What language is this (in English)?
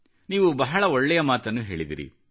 Kannada